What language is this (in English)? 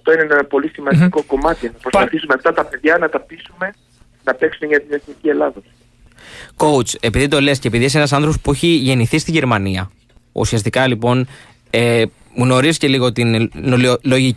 Greek